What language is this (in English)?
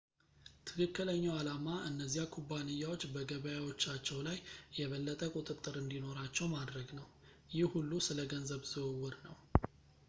Amharic